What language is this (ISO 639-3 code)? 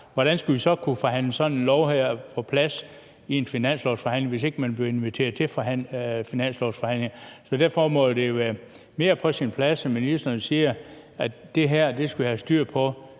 dan